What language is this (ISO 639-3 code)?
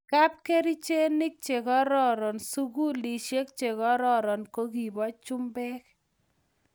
kln